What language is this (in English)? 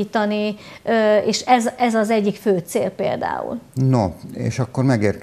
Hungarian